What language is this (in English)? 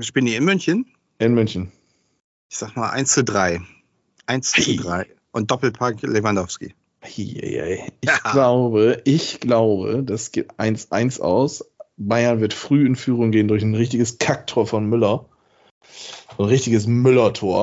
German